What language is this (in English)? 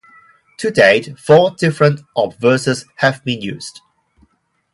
English